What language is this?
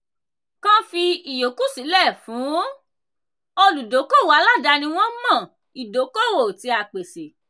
Yoruba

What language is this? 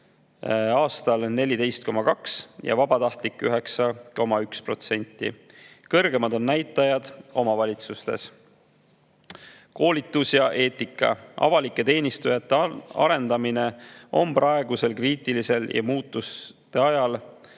Estonian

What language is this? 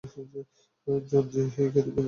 Bangla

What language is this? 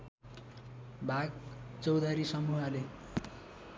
Nepali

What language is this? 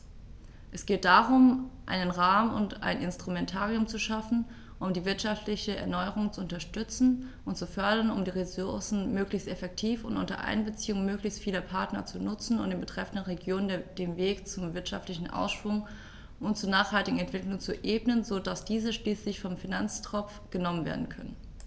German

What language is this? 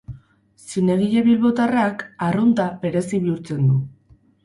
Basque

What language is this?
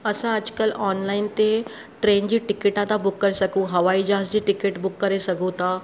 Sindhi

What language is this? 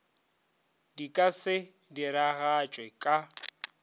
Northern Sotho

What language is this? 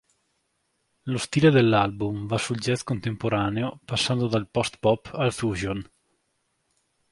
Italian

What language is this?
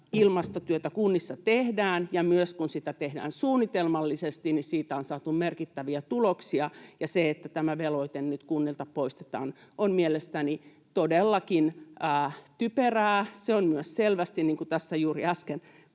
Finnish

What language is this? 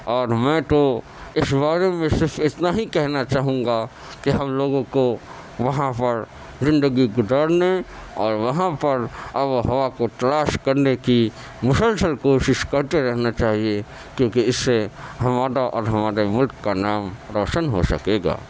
Urdu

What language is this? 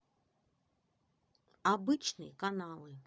Russian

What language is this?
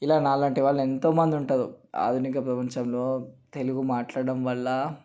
Telugu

